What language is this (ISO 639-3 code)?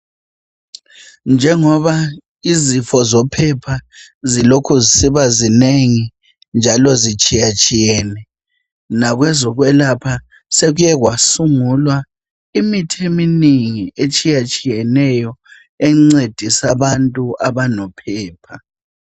nde